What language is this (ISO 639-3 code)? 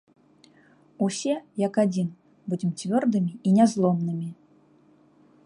bel